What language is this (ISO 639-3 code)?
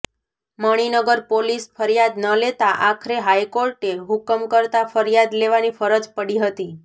guj